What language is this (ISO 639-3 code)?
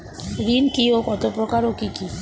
ben